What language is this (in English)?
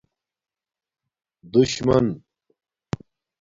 Domaaki